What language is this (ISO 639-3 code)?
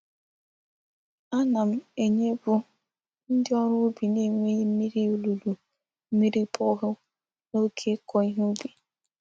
ibo